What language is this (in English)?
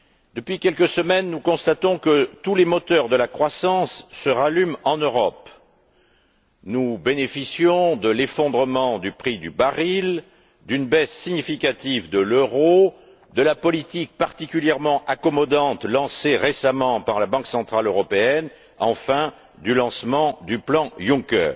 French